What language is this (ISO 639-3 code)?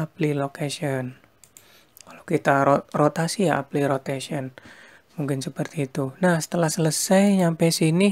ind